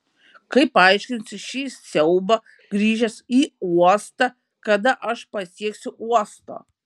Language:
Lithuanian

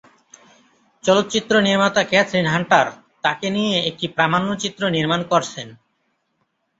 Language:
Bangla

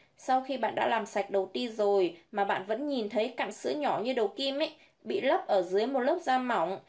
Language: Vietnamese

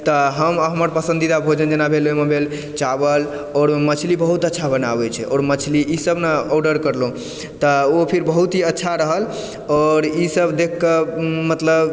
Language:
Maithili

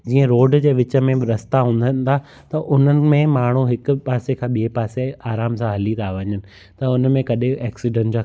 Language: Sindhi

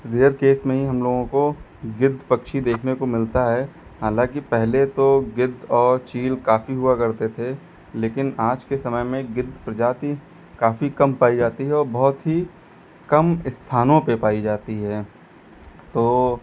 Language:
Hindi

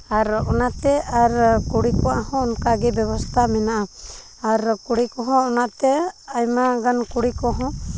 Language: Santali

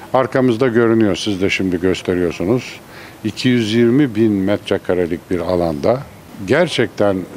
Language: Turkish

